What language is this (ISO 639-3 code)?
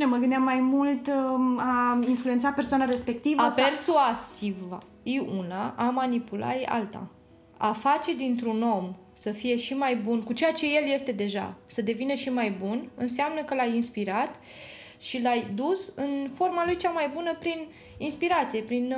ron